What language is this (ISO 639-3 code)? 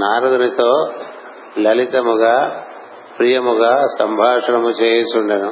tel